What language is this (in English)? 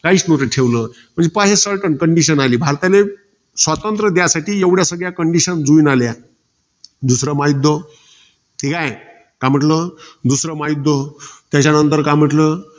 Marathi